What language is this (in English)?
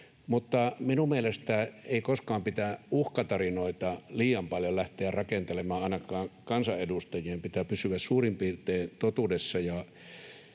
Finnish